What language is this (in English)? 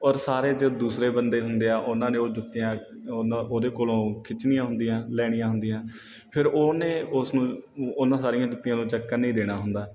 Punjabi